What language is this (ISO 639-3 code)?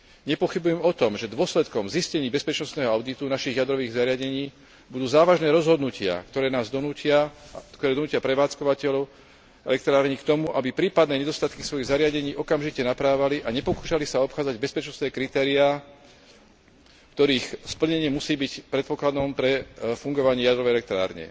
slk